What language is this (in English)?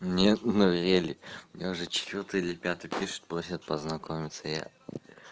Russian